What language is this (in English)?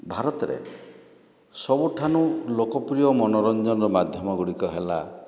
Odia